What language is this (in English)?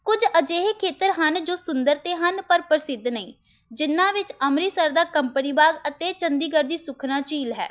Punjabi